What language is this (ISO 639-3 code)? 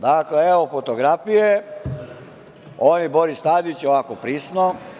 srp